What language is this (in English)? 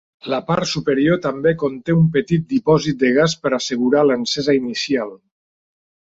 Catalan